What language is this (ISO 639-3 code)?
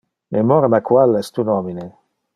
ina